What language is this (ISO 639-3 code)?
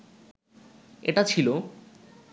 ben